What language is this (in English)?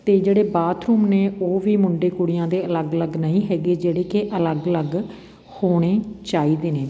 Punjabi